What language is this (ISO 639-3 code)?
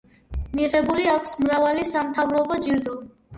kat